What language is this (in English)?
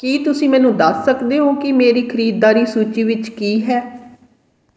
Punjabi